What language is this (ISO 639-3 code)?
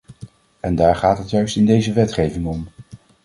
nld